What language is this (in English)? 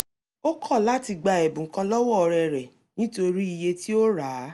Yoruba